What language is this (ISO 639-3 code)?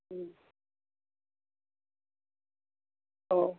mar